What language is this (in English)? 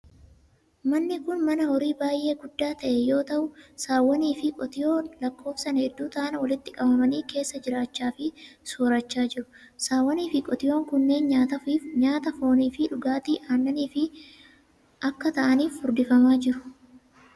Oromo